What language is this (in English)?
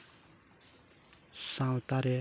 Santali